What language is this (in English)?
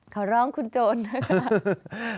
Thai